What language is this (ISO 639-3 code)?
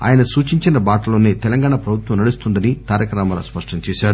tel